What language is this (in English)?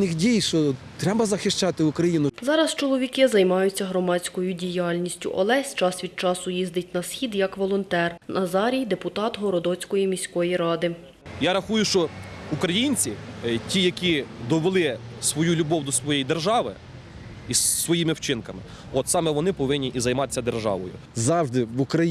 Ukrainian